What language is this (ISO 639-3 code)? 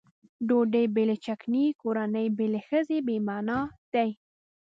pus